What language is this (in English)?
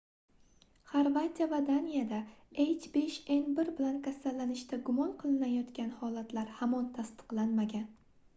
Uzbek